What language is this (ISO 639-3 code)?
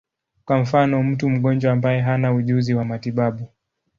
swa